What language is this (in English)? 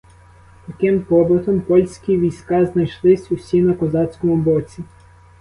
Ukrainian